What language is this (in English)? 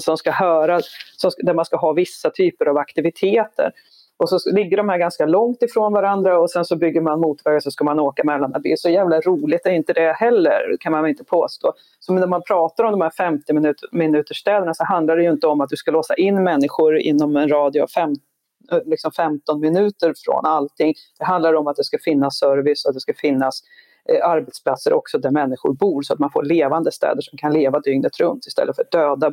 Swedish